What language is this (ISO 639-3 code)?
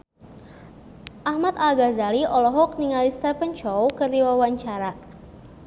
sun